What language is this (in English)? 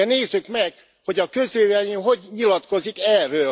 Hungarian